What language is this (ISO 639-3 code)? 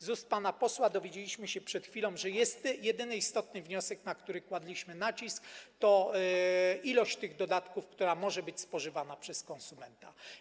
pol